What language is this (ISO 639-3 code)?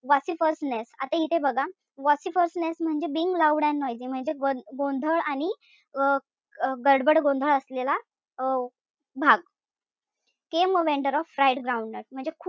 mar